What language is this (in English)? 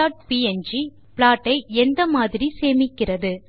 Tamil